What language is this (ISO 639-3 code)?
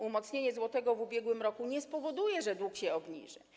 pol